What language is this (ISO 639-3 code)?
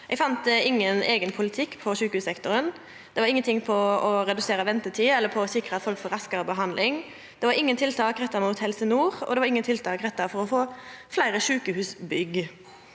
nor